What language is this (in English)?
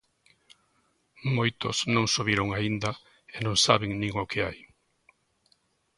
Galician